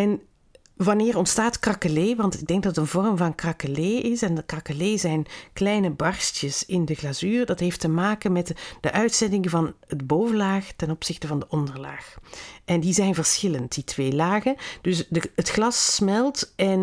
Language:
Dutch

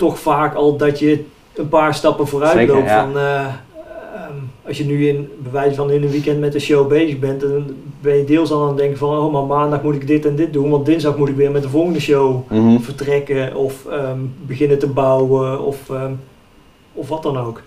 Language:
Dutch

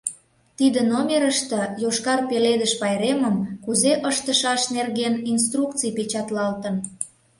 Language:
Mari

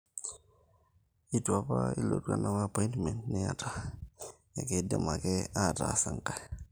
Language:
Masai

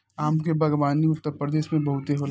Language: Bhojpuri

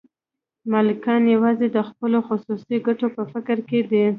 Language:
Pashto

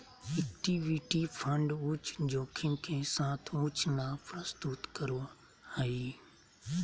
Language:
Magahi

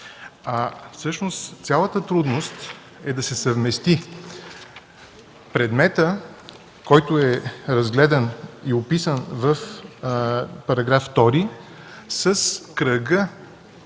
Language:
Bulgarian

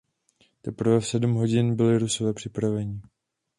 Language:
Czech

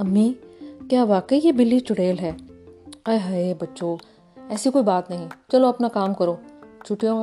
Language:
Urdu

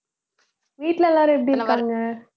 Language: Tamil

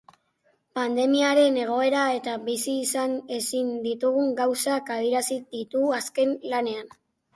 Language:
Basque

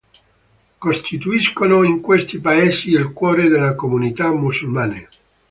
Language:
Italian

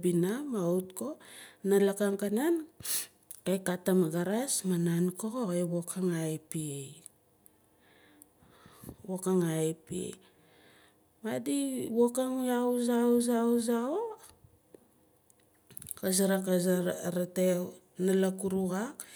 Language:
Nalik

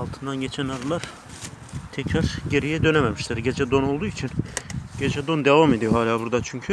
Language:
Turkish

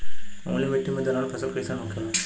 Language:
Bhojpuri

